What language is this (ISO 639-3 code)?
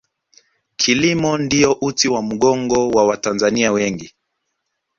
swa